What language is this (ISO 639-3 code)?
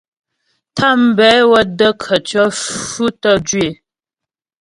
bbj